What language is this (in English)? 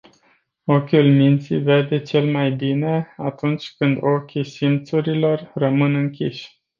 Romanian